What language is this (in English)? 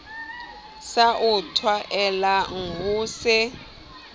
Southern Sotho